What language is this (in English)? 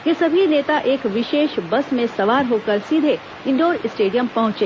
Hindi